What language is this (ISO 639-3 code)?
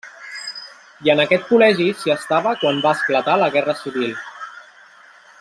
cat